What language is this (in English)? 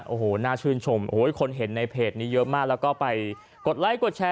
Thai